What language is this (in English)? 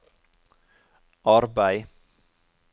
Norwegian